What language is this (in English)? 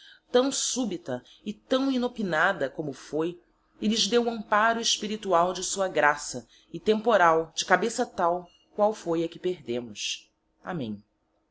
Portuguese